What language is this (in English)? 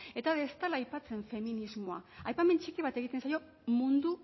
Basque